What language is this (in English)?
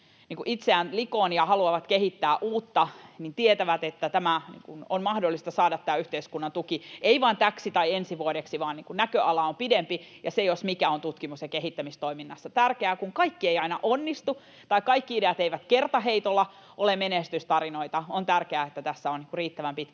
Finnish